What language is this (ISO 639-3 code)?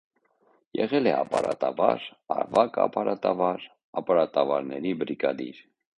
hye